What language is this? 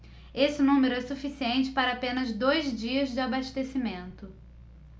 Portuguese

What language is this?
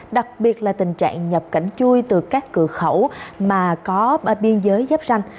Vietnamese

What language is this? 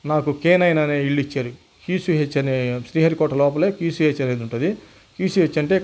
Telugu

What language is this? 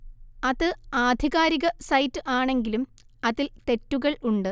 Malayalam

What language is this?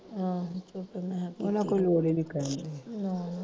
Punjabi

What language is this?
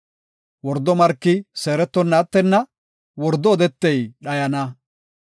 Gofa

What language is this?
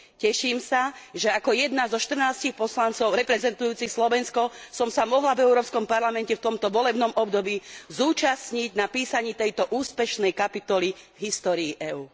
Slovak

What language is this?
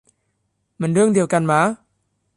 Thai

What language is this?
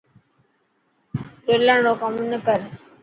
Dhatki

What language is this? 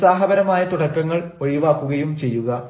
Malayalam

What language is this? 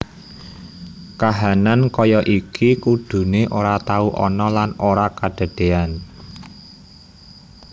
Javanese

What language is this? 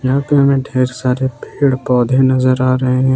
Hindi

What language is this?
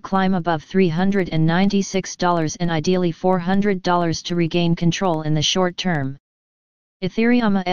English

